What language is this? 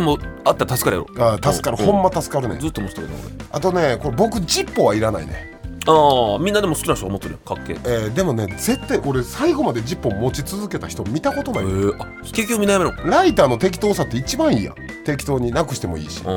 Japanese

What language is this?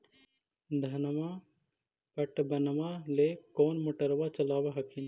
Magahi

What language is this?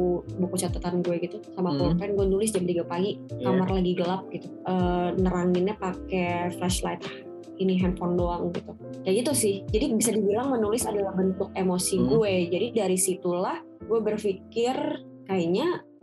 Indonesian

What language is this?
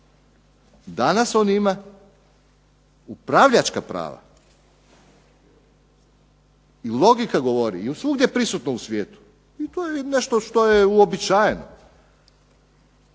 Croatian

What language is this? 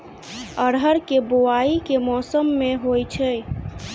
Maithili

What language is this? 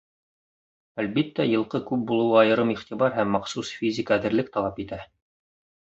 Bashkir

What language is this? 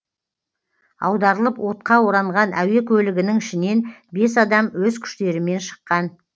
Kazakh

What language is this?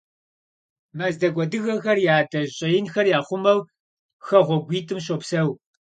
Kabardian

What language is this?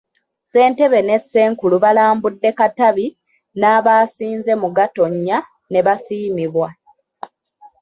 Ganda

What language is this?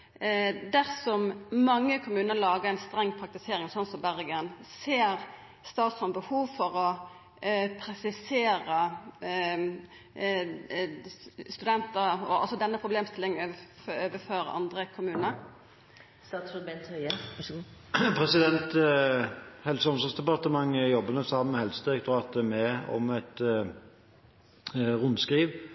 Norwegian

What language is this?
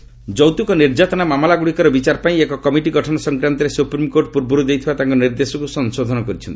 Odia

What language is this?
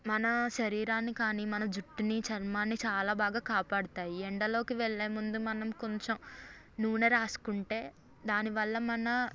Telugu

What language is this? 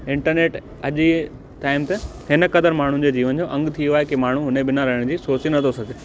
Sindhi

